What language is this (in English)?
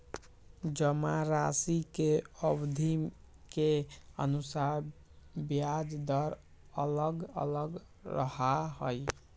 Magahi